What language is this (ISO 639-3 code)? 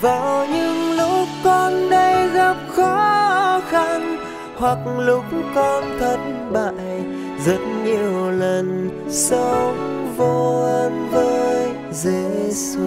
tha